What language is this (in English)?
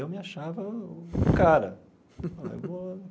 Portuguese